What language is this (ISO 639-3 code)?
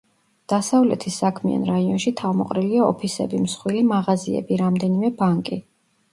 kat